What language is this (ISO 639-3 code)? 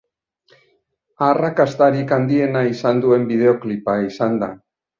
eus